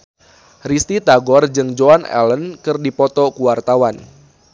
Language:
Sundanese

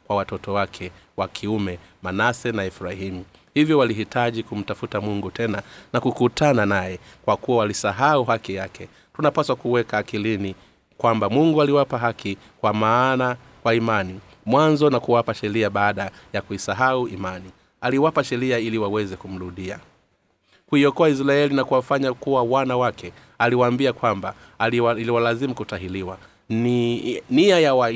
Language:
Swahili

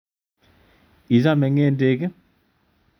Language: Kalenjin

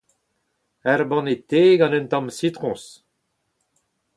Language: Breton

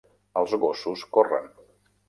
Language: Catalan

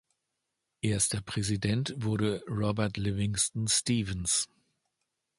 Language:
German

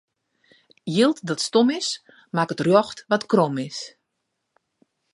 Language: Western Frisian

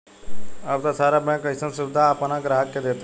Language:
Bhojpuri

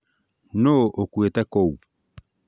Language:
Kikuyu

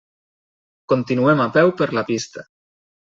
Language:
Catalan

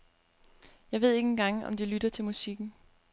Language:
Danish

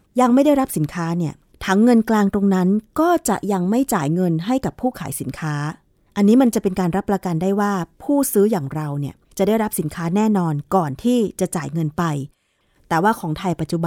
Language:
Thai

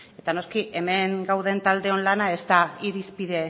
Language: Basque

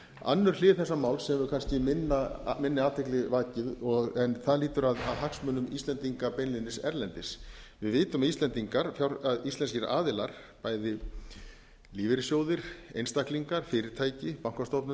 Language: Icelandic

